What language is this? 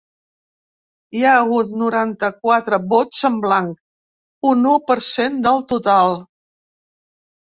Catalan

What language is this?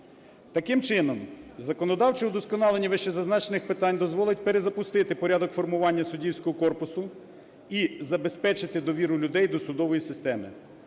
Ukrainian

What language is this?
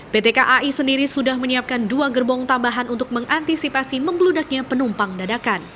Indonesian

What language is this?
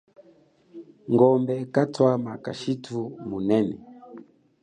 Chokwe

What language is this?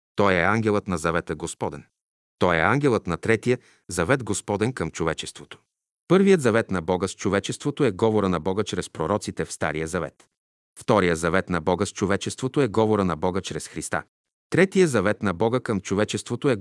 Bulgarian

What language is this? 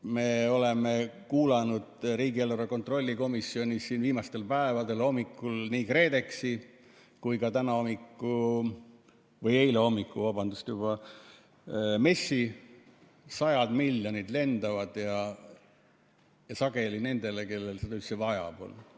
Estonian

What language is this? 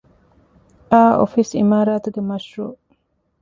Divehi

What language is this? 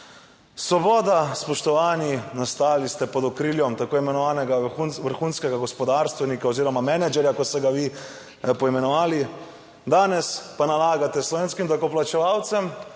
Slovenian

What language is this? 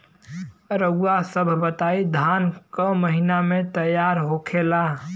Bhojpuri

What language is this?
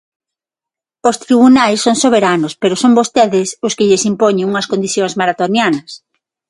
Galician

